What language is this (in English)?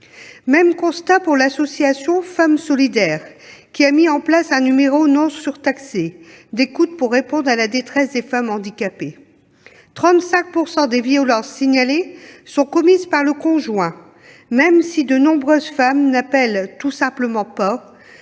French